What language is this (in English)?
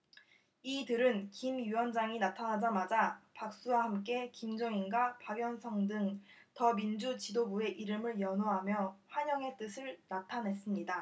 Korean